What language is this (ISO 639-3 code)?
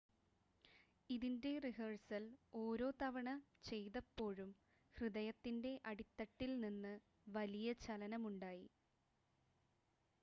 mal